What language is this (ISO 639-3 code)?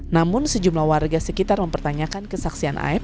ind